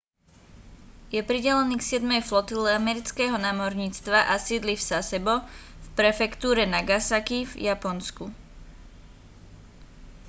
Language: Slovak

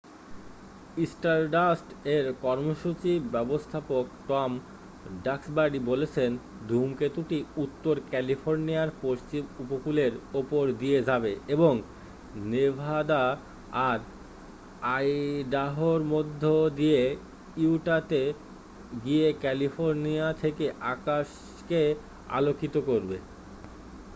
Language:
Bangla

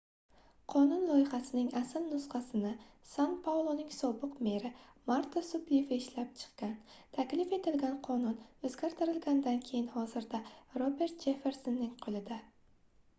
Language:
Uzbek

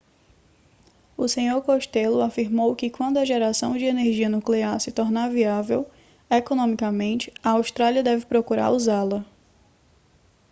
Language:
Portuguese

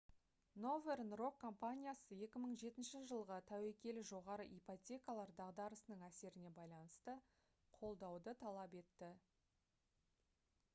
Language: Kazakh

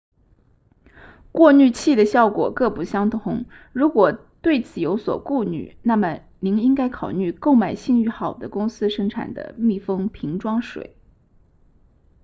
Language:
Chinese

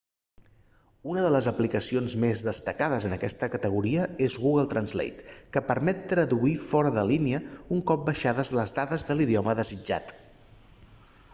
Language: Catalan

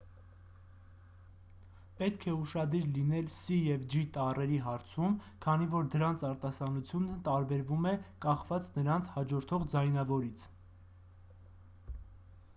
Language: Armenian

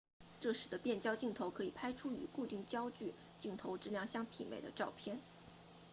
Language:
Chinese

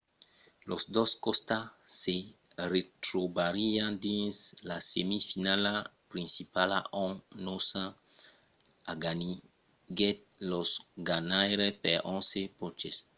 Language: Occitan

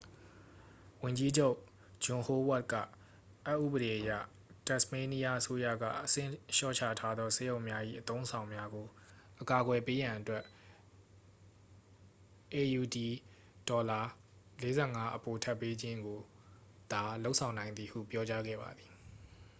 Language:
Burmese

